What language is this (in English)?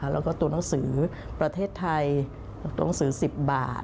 Thai